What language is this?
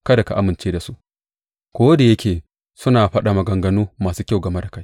Hausa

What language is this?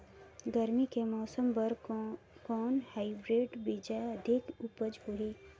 Chhattisgarhi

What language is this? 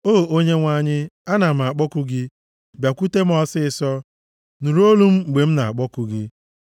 Igbo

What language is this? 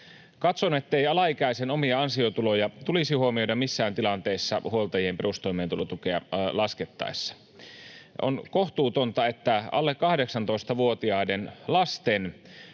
Finnish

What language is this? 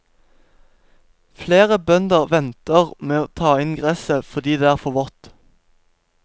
Norwegian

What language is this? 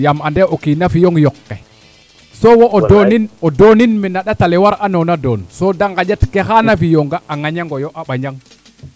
Serer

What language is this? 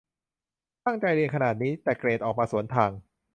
Thai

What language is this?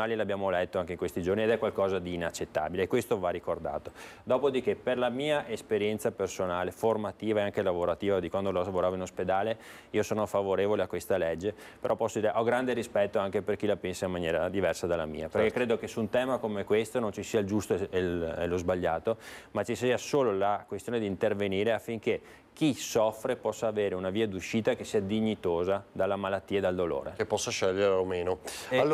Italian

